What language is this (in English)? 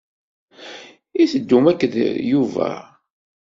Kabyle